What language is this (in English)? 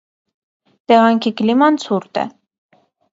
Armenian